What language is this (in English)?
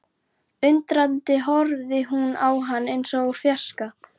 Icelandic